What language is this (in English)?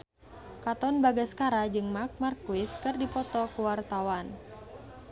Sundanese